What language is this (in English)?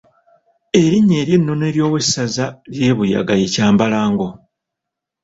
Ganda